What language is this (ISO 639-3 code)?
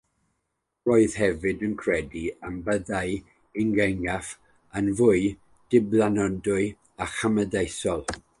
cym